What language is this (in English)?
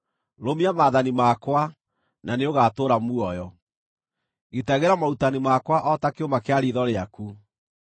Kikuyu